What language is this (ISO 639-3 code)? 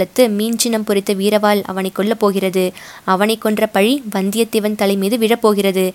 tam